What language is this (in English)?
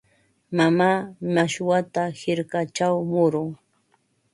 Ambo-Pasco Quechua